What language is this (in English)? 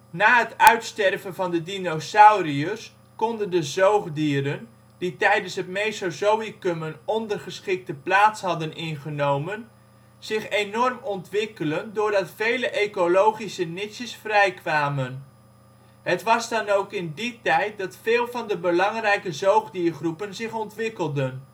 Dutch